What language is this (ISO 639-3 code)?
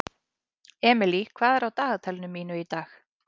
isl